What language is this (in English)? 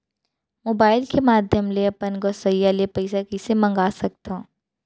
Chhattisgarhi